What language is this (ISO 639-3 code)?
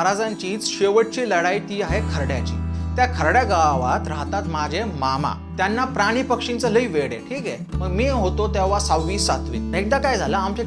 mar